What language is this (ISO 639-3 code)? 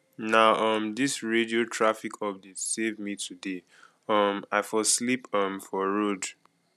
pcm